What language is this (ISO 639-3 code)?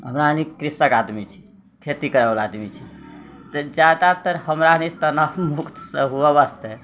mai